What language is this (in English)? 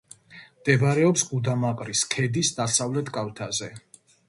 Georgian